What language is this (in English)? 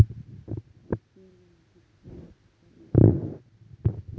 Marathi